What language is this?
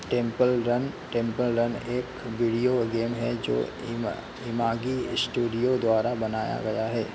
Hindi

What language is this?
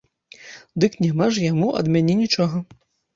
Belarusian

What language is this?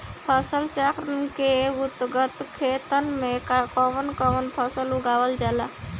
Bhojpuri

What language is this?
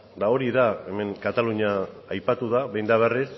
Basque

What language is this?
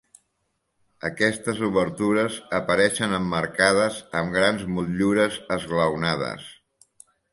Catalan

